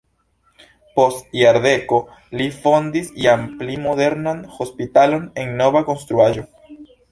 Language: Esperanto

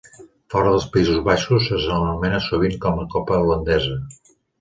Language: Catalan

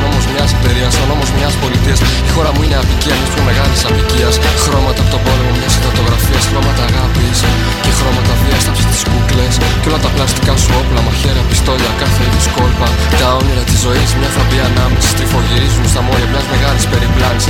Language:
Greek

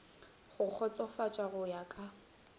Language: Northern Sotho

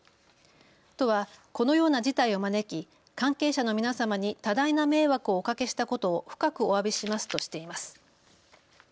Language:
Japanese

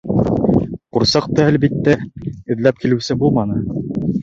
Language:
Bashkir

